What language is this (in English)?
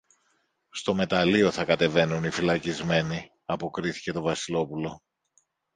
Greek